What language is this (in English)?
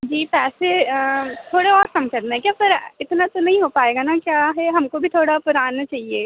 Hindi